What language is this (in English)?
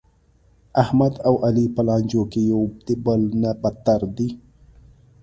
Pashto